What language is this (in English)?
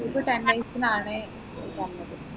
Malayalam